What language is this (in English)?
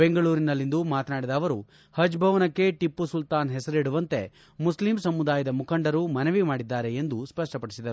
Kannada